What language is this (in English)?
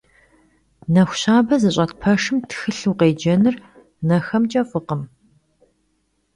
Kabardian